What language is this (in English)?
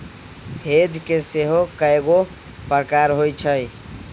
Magahi